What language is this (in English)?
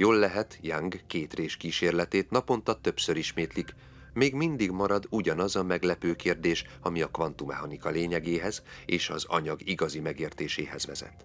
Hungarian